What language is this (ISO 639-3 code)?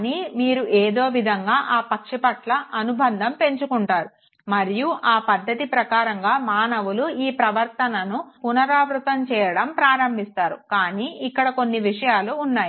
tel